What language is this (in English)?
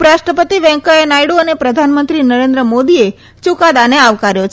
Gujarati